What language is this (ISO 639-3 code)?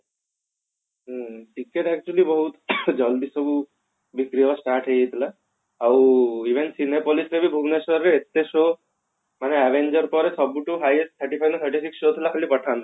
ori